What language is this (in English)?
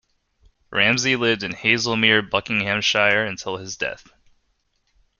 English